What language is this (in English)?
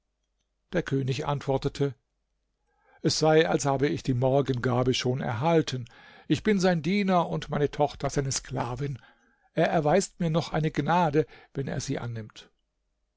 German